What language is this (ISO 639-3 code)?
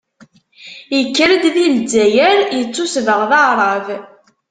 kab